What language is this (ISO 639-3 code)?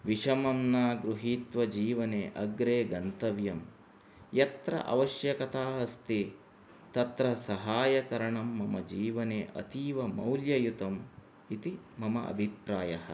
san